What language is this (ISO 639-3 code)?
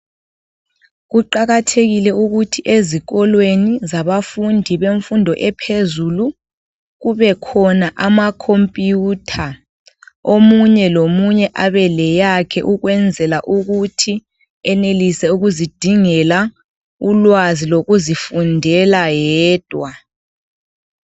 nde